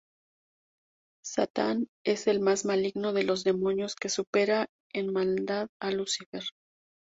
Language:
Spanish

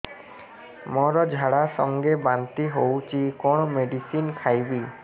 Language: Odia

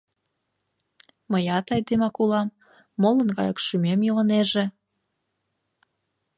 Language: Mari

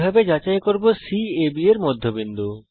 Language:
Bangla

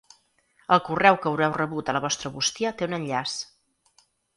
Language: Catalan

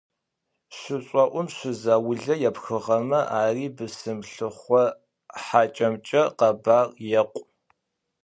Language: Adyghe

